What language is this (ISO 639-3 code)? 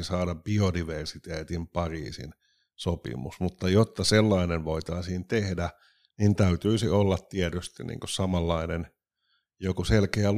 fin